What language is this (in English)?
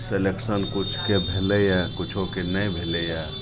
Maithili